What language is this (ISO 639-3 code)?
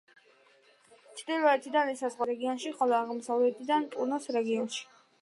kat